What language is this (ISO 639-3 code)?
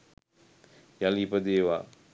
sin